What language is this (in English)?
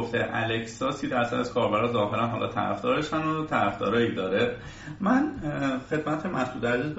Persian